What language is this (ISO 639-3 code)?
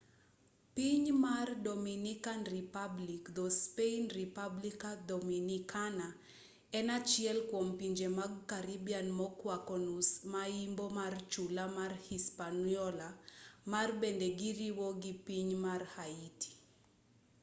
luo